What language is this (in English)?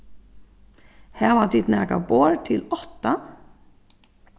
Faroese